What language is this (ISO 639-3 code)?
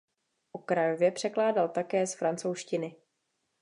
ces